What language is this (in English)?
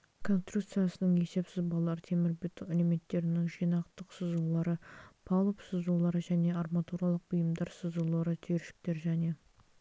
Kazakh